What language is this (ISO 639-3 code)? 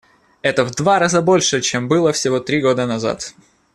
rus